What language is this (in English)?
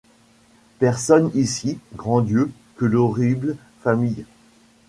French